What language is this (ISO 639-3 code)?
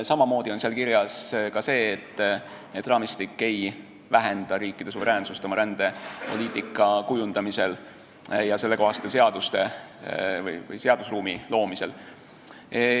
est